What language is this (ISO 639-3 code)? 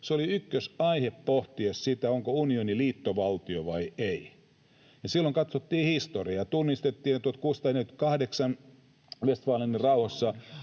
fin